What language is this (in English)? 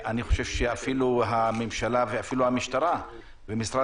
Hebrew